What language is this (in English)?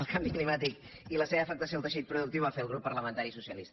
Catalan